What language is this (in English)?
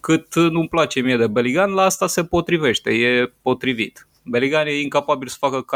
Romanian